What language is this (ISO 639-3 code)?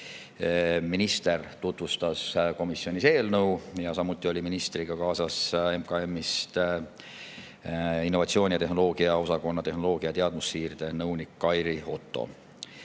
est